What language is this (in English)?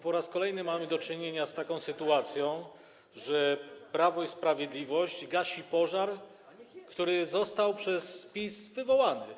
Polish